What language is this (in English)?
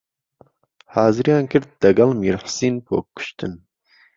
Central Kurdish